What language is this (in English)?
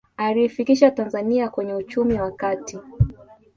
Swahili